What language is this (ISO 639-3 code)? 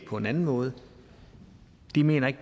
dan